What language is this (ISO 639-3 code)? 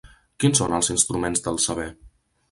cat